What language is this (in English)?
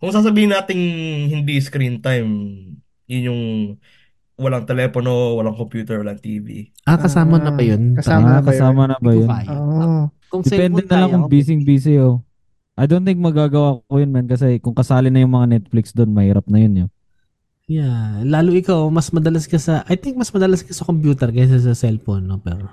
Filipino